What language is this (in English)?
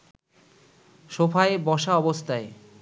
Bangla